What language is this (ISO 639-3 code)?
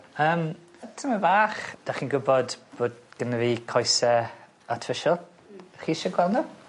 cym